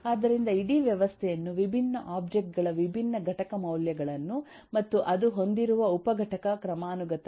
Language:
Kannada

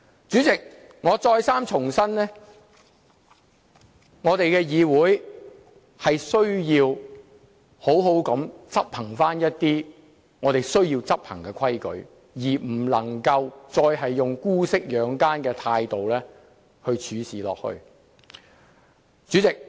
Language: Cantonese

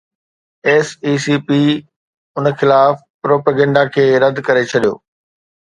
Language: Sindhi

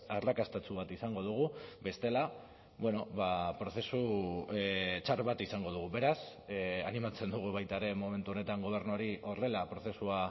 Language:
Basque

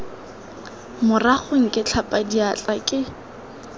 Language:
Tswana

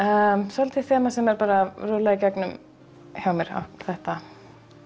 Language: Icelandic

